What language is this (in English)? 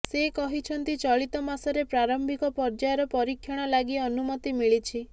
Odia